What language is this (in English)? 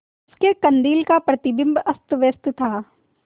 Hindi